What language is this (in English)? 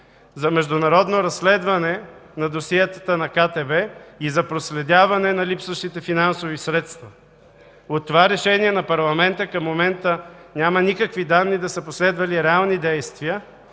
Bulgarian